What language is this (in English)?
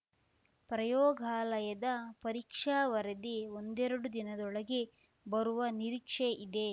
Kannada